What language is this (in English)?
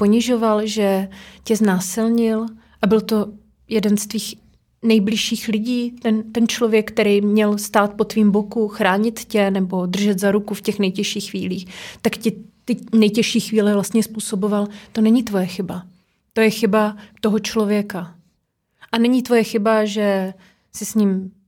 Czech